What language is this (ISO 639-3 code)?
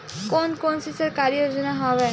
hne